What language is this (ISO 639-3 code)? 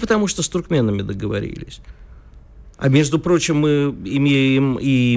rus